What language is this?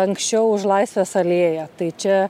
Lithuanian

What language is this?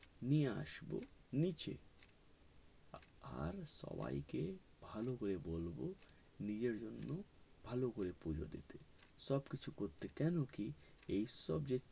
Bangla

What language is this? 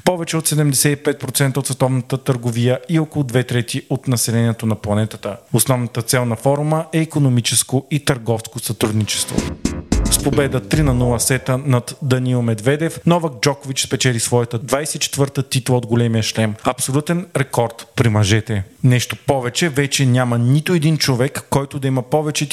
Bulgarian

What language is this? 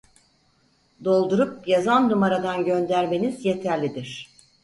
Turkish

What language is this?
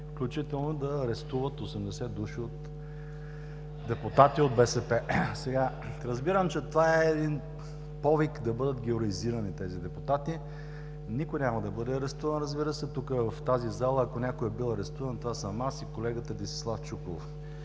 Bulgarian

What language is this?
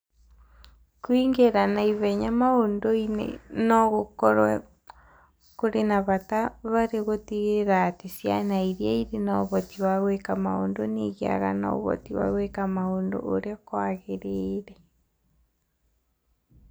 Kikuyu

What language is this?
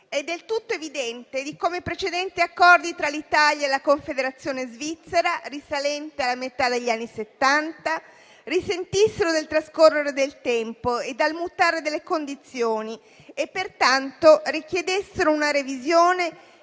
Italian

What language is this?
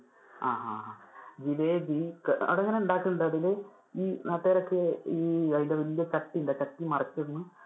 Malayalam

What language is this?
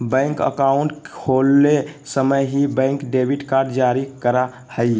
Magahi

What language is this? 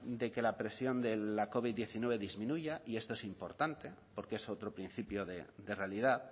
Spanish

